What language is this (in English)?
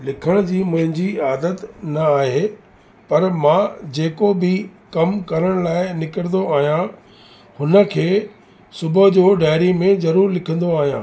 Sindhi